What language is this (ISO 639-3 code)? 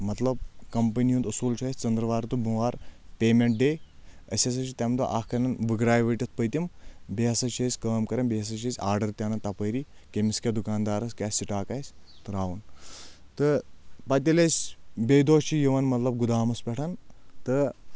kas